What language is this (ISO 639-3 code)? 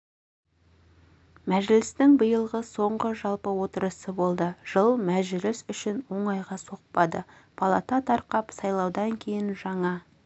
kaz